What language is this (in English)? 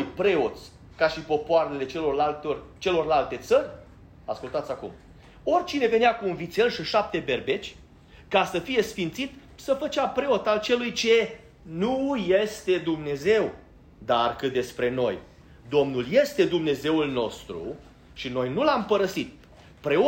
Romanian